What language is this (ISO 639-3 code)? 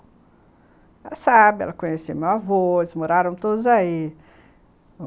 por